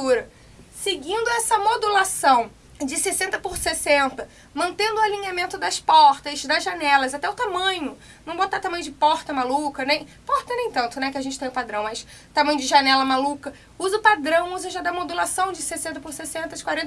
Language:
Portuguese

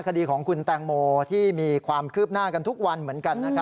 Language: Thai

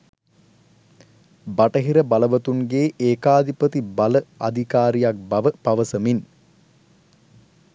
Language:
Sinhala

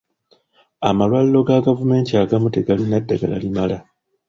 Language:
Ganda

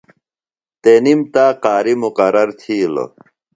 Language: Phalura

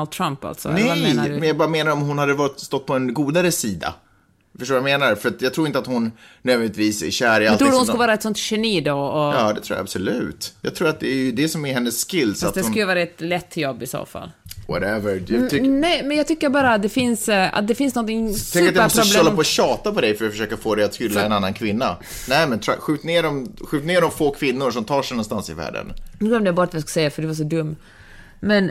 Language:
Swedish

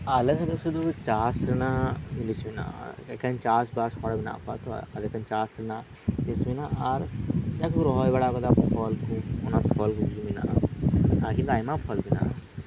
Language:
Santali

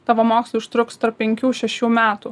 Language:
Lithuanian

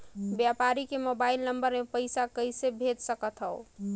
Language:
Chhattisgarhi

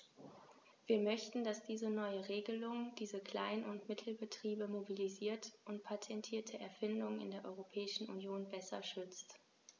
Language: German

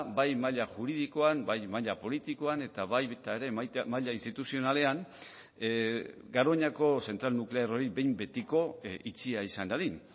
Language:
Basque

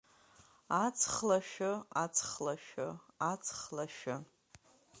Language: Abkhazian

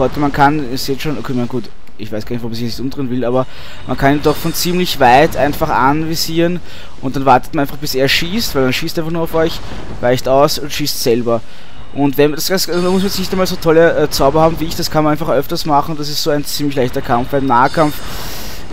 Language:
German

